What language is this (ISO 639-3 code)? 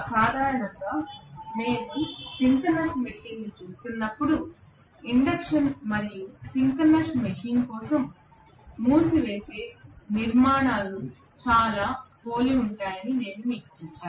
tel